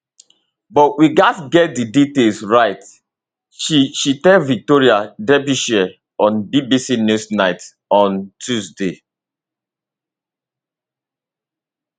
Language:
Nigerian Pidgin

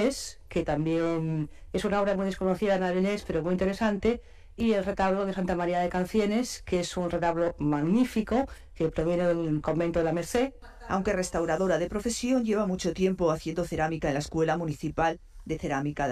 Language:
Spanish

